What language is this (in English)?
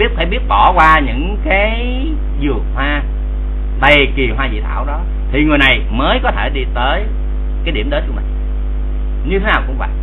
Vietnamese